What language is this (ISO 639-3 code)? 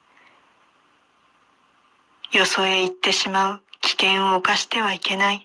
jpn